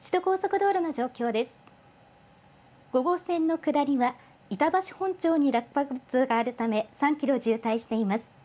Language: Japanese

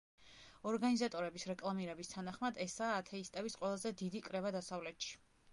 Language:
Georgian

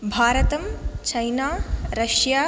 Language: Sanskrit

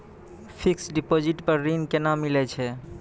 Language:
Maithili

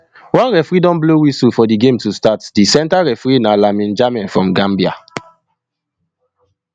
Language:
Nigerian Pidgin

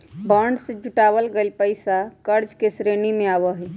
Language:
Magahi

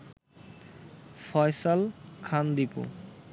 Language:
Bangla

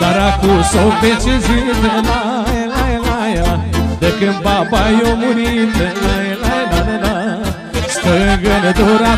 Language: Romanian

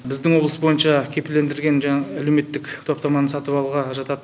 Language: Kazakh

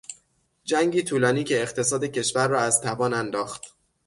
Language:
Persian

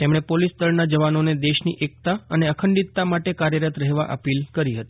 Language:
Gujarati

